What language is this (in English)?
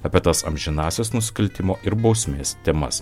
Lithuanian